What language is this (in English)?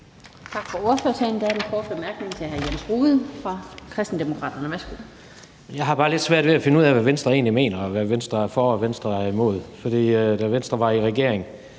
Danish